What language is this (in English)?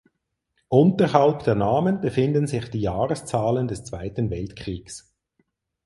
German